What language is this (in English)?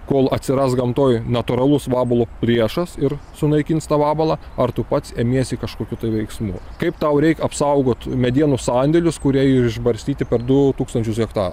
Lithuanian